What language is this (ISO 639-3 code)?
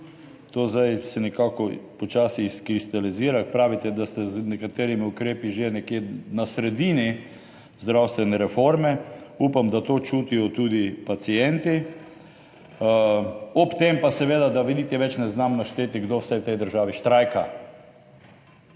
slv